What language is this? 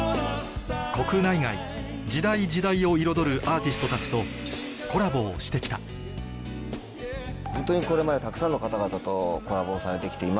Japanese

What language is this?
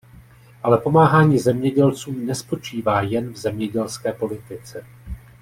Czech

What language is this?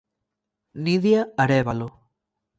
Galician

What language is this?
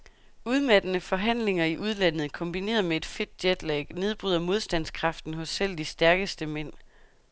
Danish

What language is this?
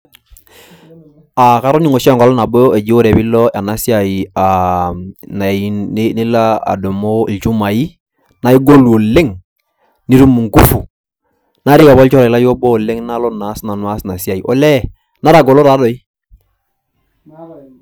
Masai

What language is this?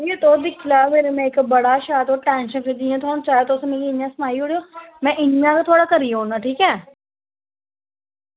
Dogri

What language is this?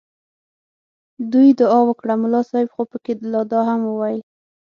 Pashto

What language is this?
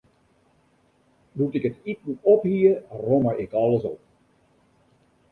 Western Frisian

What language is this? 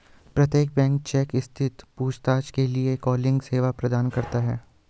Hindi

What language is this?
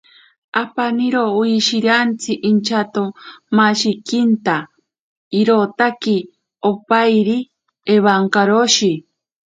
Ashéninka Perené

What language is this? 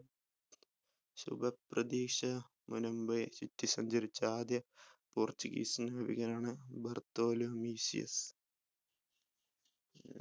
Malayalam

